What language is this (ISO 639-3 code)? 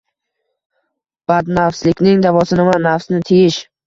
uzb